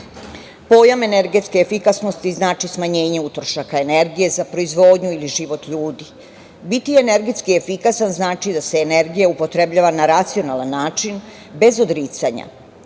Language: Serbian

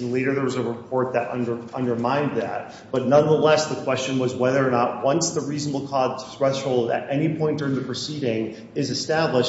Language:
English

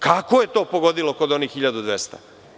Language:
Serbian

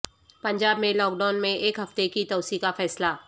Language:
Urdu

